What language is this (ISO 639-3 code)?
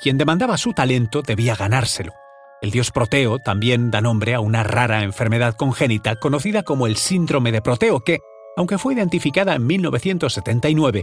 spa